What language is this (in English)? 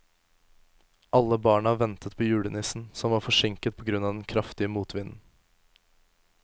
Norwegian